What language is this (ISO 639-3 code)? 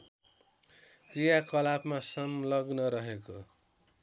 nep